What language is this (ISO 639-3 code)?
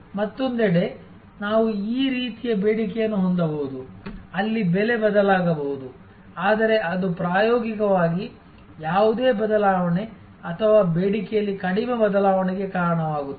kan